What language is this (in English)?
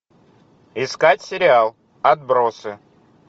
Russian